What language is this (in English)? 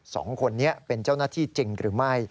Thai